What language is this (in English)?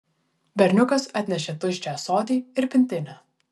Lithuanian